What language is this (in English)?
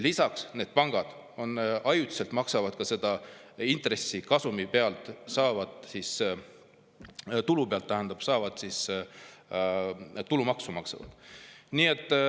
Estonian